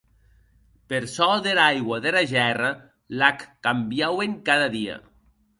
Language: Occitan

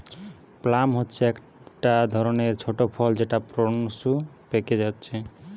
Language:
Bangla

